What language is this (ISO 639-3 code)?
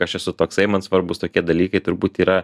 lit